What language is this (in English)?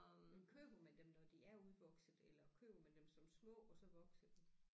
Danish